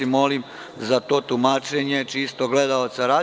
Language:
Serbian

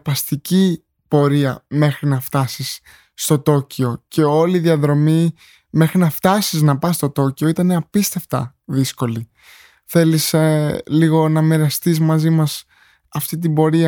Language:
Greek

